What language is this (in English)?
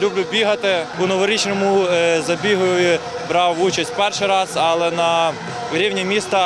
Ukrainian